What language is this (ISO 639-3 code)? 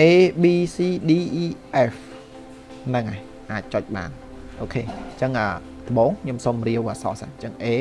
vie